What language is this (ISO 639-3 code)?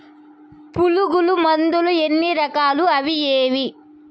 tel